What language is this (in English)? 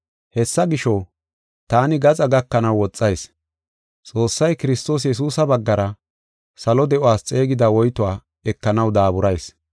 Gofa